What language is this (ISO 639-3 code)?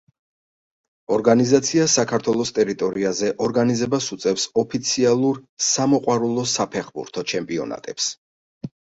kat